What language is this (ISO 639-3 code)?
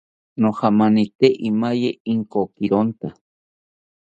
cpy